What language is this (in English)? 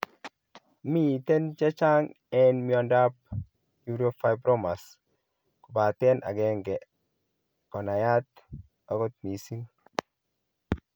Kalenjin